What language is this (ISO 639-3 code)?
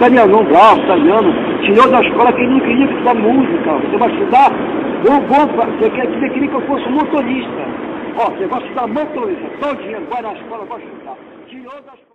por